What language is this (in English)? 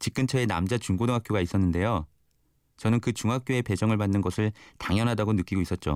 Korean